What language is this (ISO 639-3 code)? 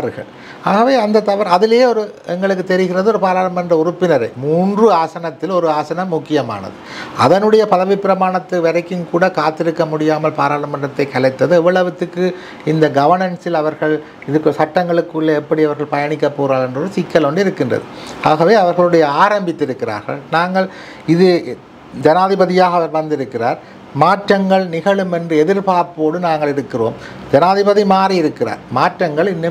tam